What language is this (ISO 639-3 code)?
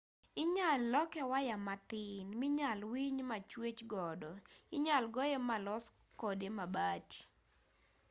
luo